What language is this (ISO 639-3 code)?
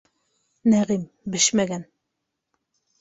bak